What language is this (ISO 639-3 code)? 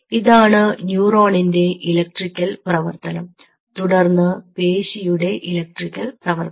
mal